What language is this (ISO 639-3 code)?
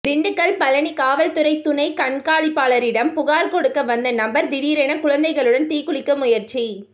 tam